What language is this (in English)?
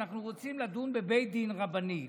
Hebrew